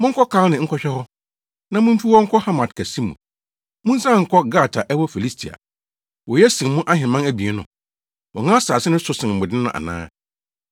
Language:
Akan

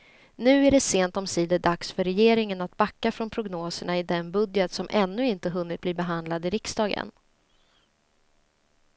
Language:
Swedish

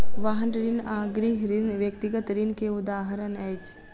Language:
Maithili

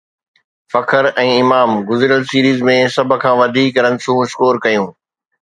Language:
Sindhi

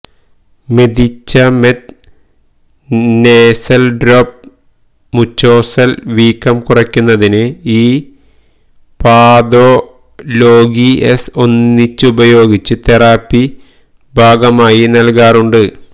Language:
Malayalam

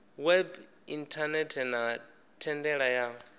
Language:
Venda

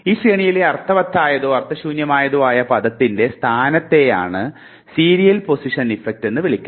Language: Malayalam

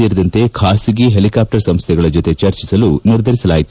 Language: Kannada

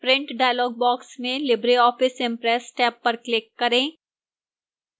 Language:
Hindi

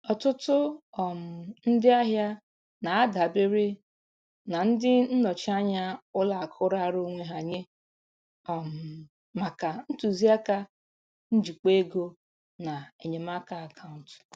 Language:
Igbo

